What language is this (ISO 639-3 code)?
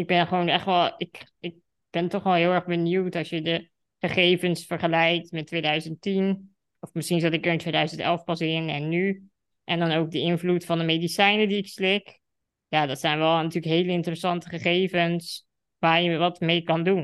nld